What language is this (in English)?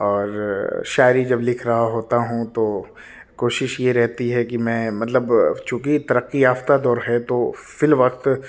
Urdu